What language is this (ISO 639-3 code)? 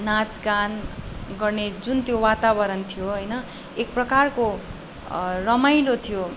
nep